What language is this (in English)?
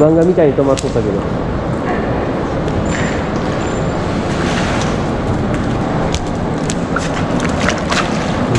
Japanese